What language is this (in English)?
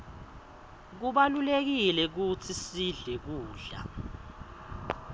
Swati